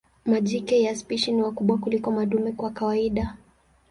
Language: Swahili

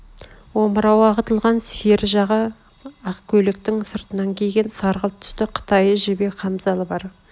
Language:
Kazakh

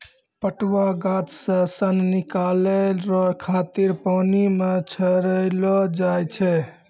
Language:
Maithili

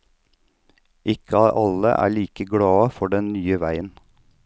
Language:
Norwegian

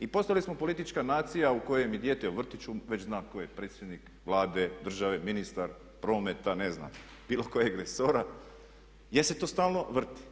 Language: Croatian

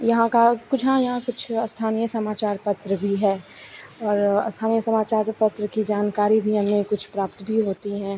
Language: Hindi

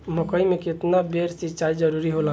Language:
Bhojpuri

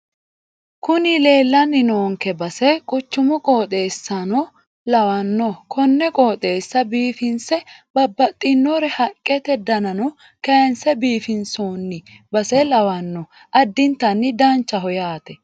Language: Sidamo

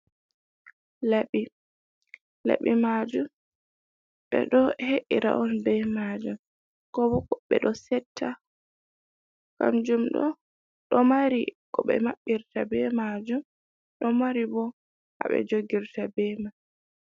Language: Fula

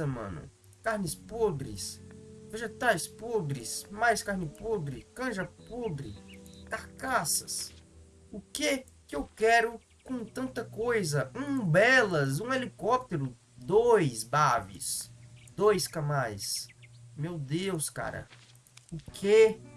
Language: Portuguese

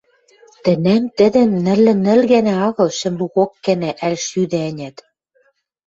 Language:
Western Mari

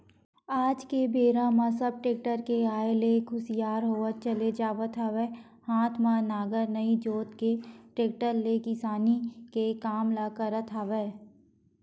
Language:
Chhattisgarhi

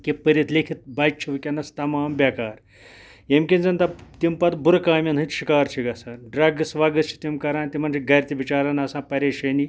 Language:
Kashmiri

